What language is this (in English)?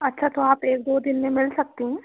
Hindi